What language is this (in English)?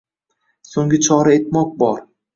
Uzbek